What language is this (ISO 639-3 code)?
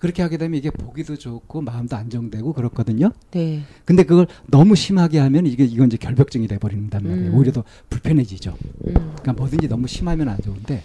kor